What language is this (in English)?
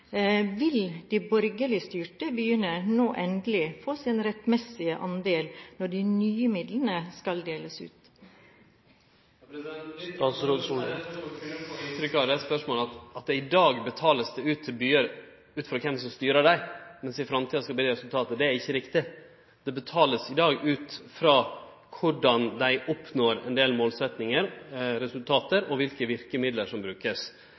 Norwegian